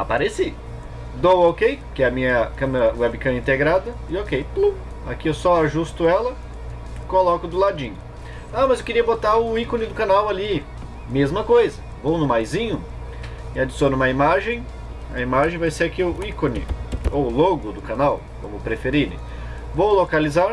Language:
Portuguese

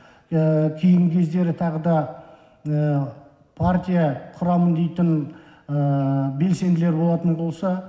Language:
Kazakh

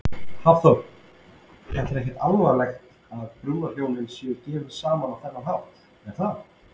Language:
Icelandic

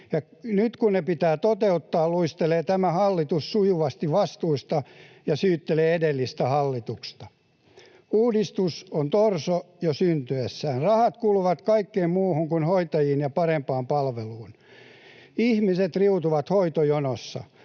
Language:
Finnish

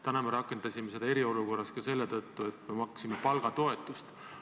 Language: Estonian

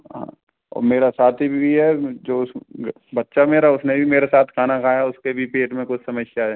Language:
Hindi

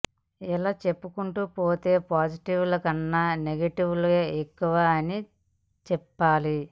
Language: Telugu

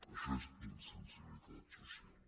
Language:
Catalan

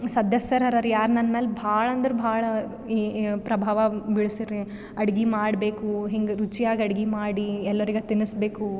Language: Kannada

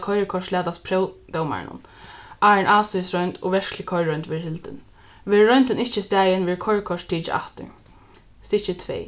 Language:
Faroese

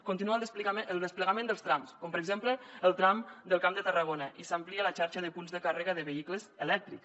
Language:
Catalan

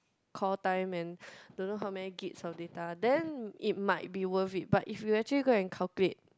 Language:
English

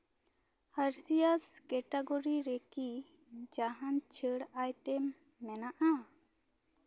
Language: Santali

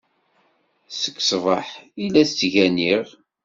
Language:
Kabyle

